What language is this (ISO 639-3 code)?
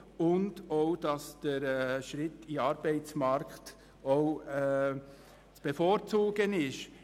gsw